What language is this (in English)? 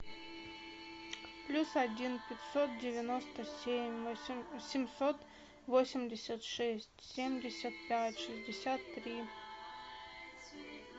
Russian